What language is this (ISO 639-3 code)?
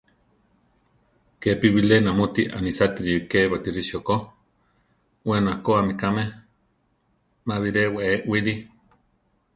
tar